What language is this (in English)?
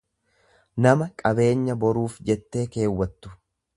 Oromo